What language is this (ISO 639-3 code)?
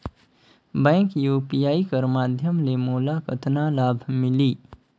hne